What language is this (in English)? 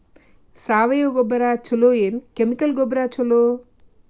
Kannada